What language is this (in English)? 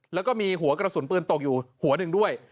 Thai